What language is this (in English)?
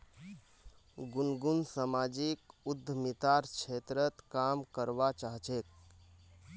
Magahi